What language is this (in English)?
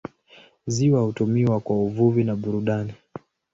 Swahili